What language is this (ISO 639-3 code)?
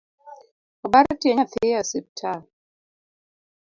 luo